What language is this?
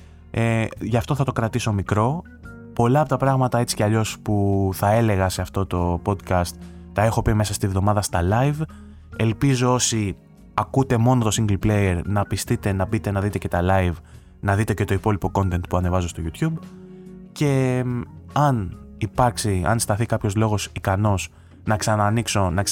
Greek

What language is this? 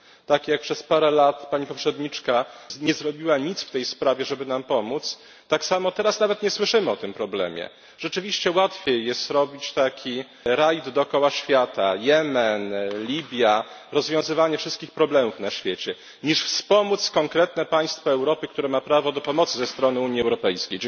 Polish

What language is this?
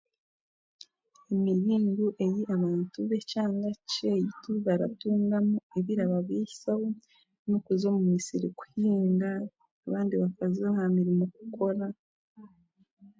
Chiga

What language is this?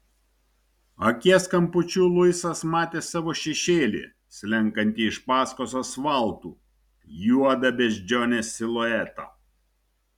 Lithuanian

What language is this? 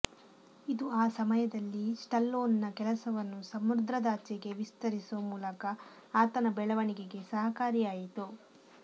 Kannada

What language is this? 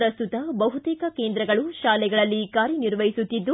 Kannada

